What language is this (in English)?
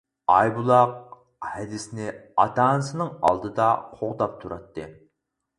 Uyghur